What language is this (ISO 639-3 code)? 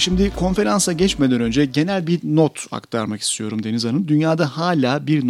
tur